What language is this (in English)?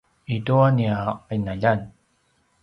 Paiwan